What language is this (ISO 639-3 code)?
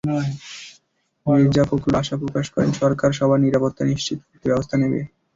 ben